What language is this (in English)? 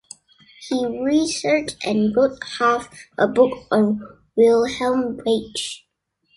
English